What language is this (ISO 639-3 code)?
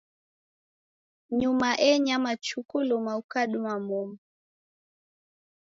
dav